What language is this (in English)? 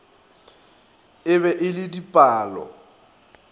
Northern Sotho